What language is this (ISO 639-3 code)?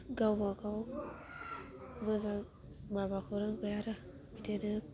brx